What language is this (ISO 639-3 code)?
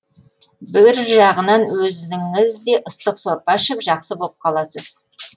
kaz